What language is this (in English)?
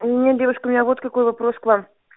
Russian